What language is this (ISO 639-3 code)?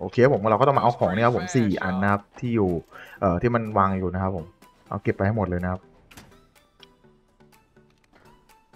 tha